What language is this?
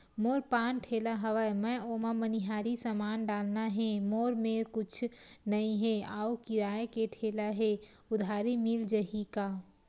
Chhattisgarhi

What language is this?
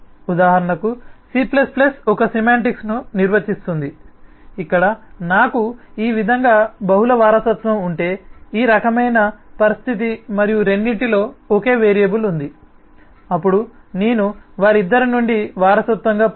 Telugu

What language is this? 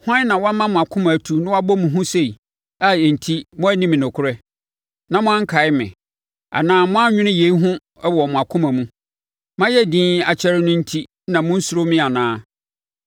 Akan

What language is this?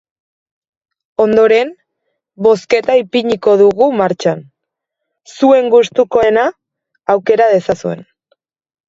Basque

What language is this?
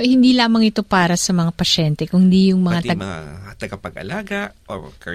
Filipino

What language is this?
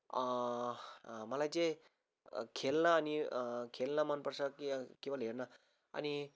Nepali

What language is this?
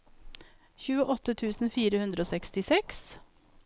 Norwegian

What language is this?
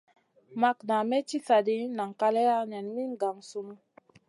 Masana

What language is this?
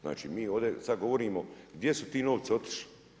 Croatian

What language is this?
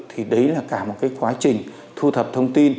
Vietnamese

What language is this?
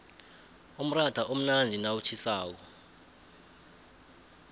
South Ndebele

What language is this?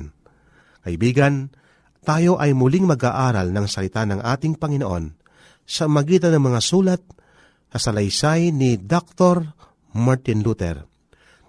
Filipino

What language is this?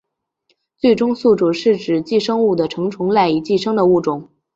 Chinese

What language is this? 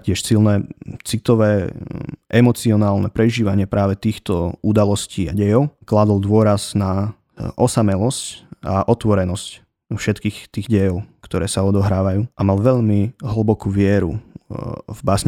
Slovak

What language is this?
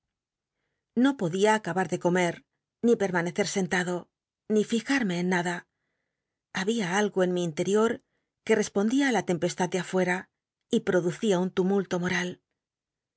Spanish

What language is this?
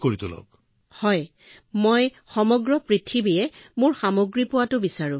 Assamese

